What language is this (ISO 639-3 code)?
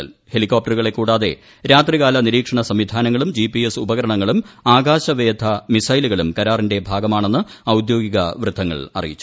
mal